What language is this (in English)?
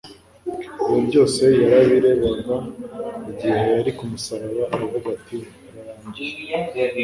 Kinyarwanda